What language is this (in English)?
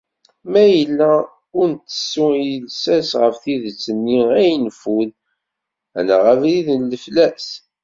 Kabyle